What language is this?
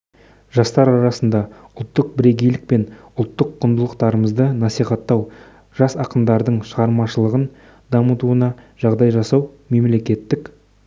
Kazakh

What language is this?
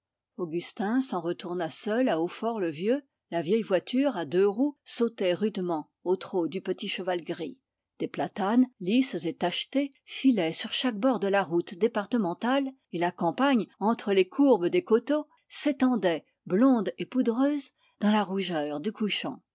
French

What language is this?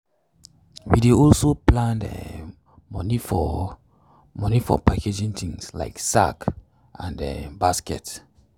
Nigerian Pidgin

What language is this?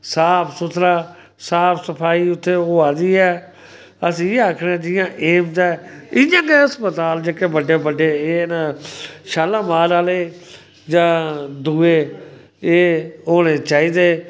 Dogri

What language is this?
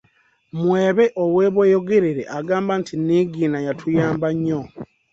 Ganda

